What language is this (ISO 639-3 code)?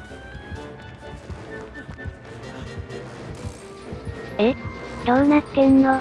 jpn